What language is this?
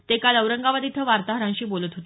Marathi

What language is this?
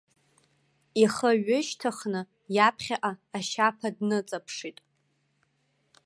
Abkhazian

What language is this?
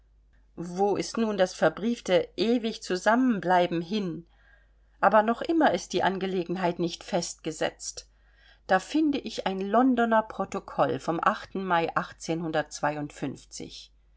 German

